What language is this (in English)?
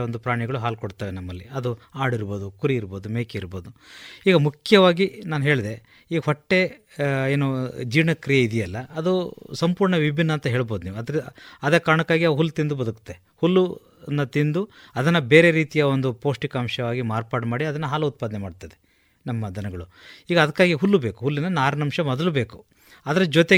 Kannada